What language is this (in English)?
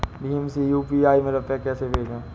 Hindi